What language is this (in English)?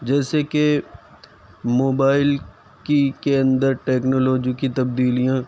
Urdu